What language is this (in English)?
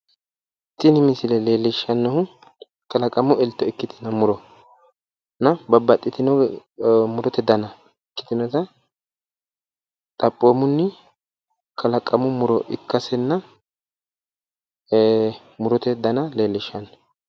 Sidamo